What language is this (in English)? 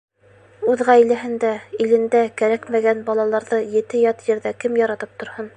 Bashkir